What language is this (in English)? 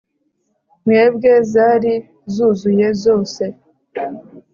Kinyarwanda